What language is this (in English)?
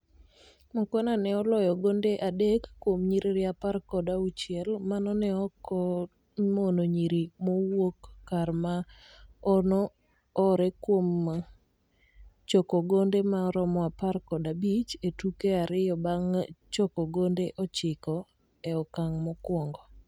Luo (Kenya and Tanzania)